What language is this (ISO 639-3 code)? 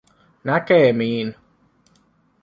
fin